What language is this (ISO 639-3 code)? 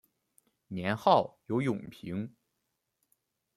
zho